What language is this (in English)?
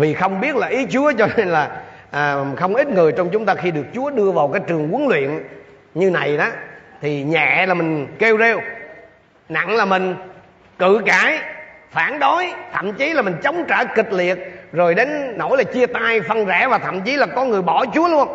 Vietnamese